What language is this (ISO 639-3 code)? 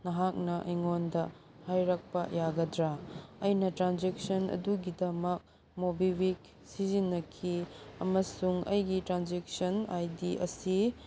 mni